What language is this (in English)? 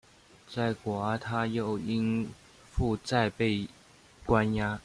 Chinese